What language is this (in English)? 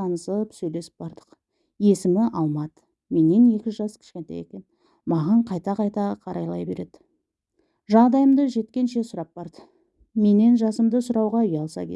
Turkish